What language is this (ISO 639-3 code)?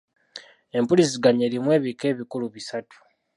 lug